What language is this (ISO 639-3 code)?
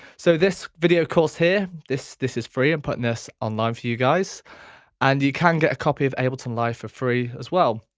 eng